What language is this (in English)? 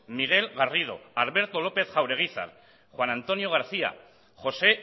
Basque